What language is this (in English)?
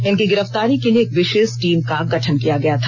Hindi